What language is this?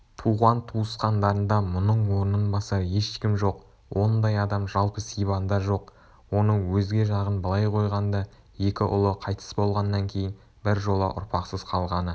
Kazakh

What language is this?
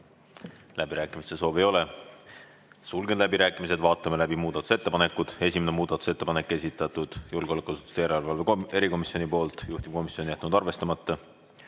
Estonian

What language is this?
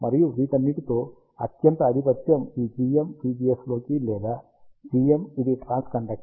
Telugu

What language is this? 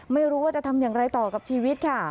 Thai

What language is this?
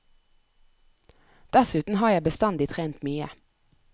Norwegian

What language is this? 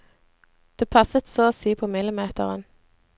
Norwegian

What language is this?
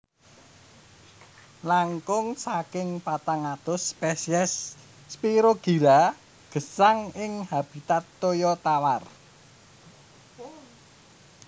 Javanese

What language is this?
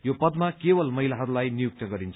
Nepali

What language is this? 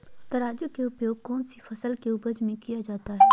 Magahi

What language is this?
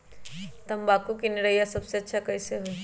Magahi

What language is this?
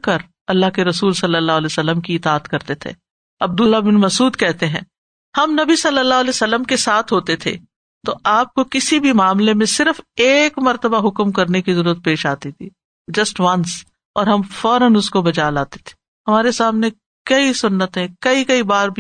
Urdu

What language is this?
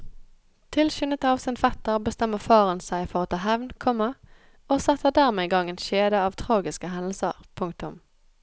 Norwegian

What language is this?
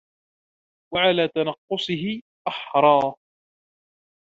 Arabic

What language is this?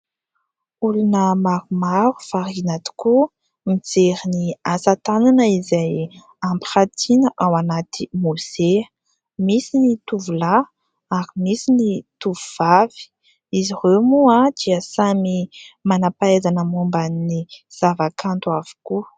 Malagasy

